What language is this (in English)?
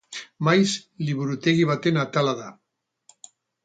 Basque